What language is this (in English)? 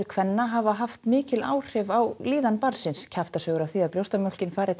Icelandic